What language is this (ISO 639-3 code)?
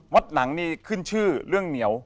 tha